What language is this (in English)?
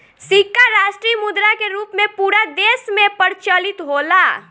Bhojpuri